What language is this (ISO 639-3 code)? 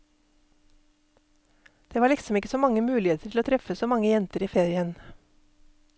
nor